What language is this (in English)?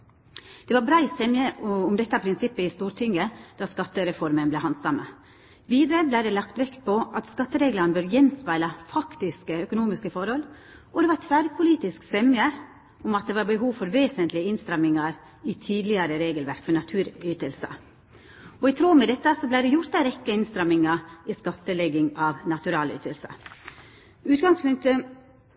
Norwegian Nynorsk